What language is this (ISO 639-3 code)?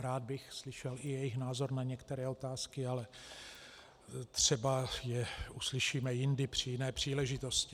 ces